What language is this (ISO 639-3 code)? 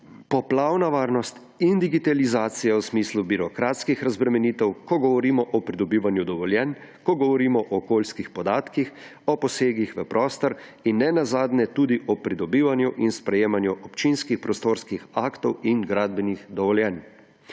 slv